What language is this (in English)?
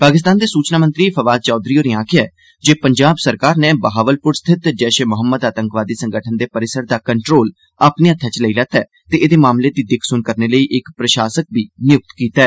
Dogri